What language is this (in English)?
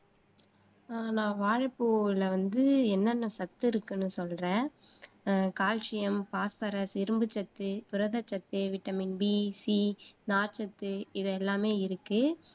Tamil